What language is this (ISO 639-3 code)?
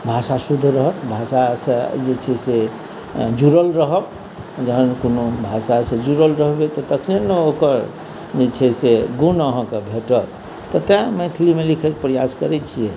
mai